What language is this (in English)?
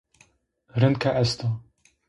Zaza